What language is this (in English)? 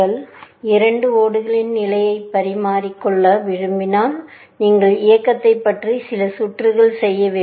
Tamil